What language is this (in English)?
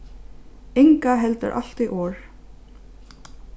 Faroese